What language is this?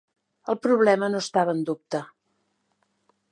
Catalan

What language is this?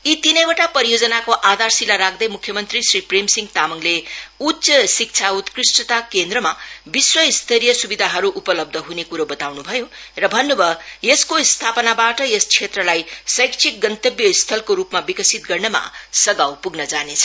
Nepali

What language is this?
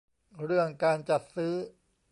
Thai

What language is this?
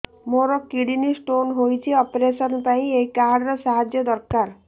Odia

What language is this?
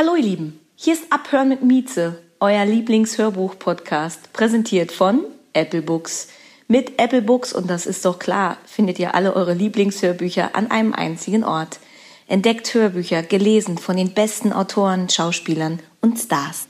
German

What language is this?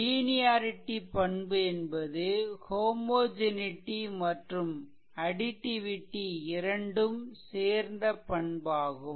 Tamil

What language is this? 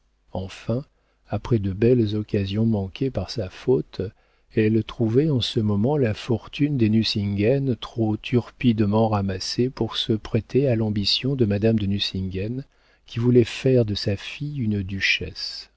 French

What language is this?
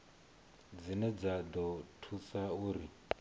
Venda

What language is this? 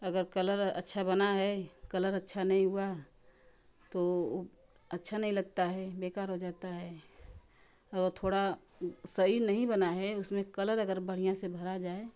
Hindi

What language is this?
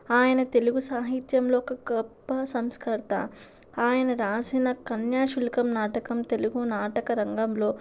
Telugu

